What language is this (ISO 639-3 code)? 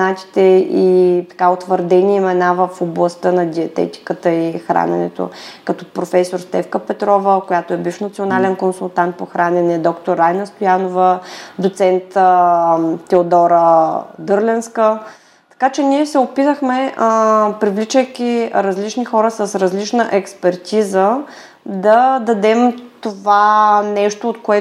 bul